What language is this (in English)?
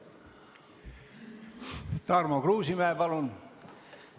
Estonian